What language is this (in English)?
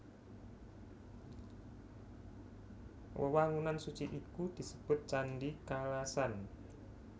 Javanese